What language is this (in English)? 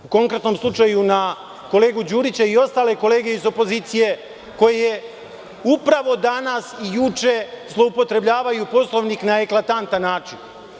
Serbian